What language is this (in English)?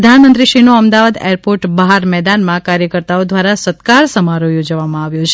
Gujarati